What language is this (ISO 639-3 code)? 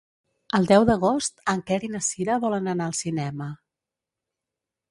cat